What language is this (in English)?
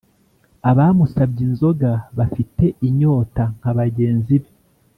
Kinyarwanda